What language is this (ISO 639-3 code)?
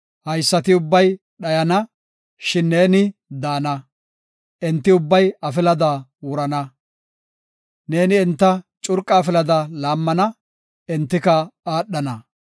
gof